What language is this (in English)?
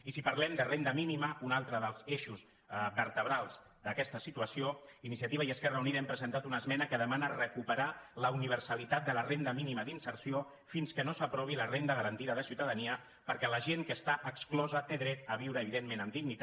Catalan